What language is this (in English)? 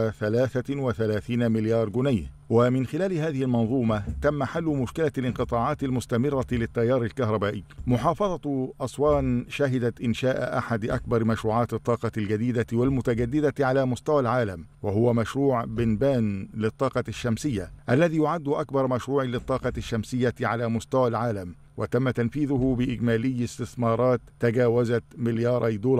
Arabic